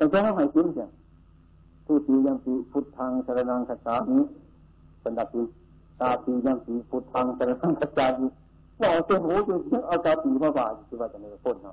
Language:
Thai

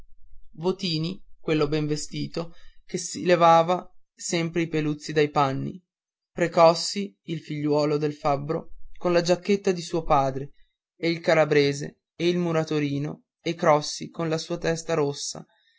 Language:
Italian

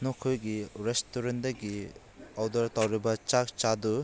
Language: Manipuri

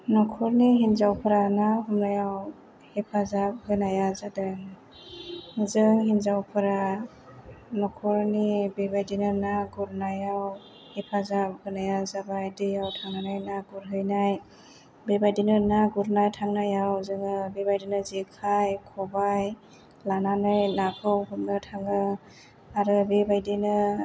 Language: Bodo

